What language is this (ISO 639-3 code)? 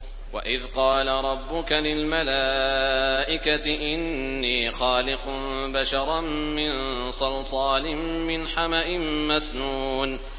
ara